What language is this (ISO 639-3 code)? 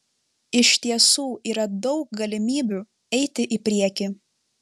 lit